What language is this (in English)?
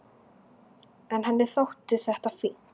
Icelandic